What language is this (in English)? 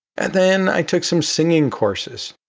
English